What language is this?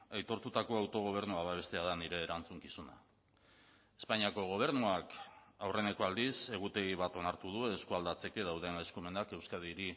Basque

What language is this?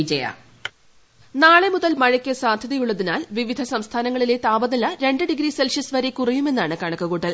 Malayalam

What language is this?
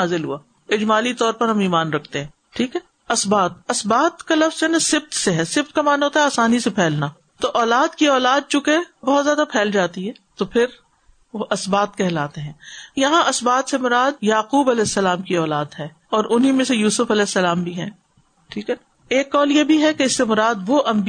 Urdu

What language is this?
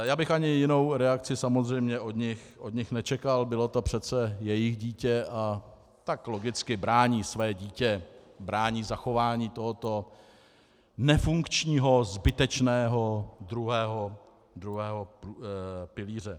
Czech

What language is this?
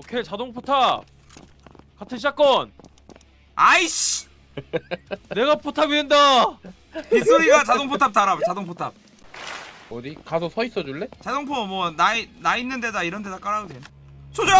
Korean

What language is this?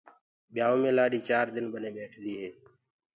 Gurgula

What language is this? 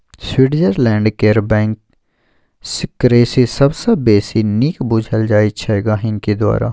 Maithili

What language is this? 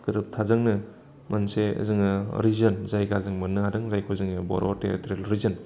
Bodo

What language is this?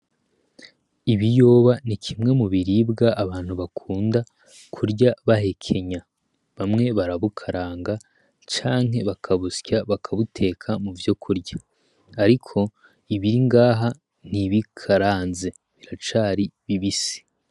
Rundi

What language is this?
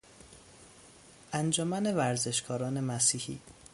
Persian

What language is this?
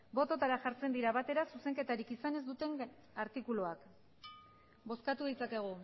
Basque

